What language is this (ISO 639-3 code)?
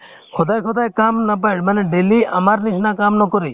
asm